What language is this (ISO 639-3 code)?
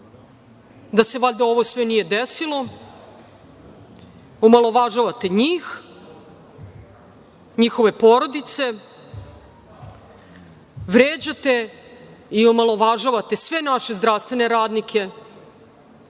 srp